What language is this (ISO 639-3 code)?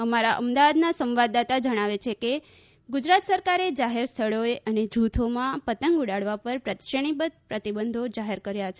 guj